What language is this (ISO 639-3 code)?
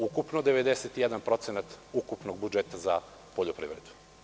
srp